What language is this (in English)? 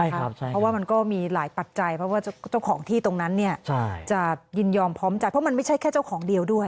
Thai